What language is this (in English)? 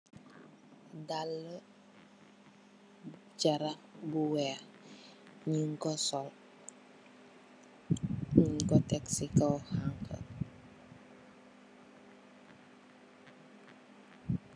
Wolof